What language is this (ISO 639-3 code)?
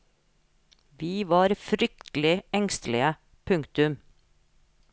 nor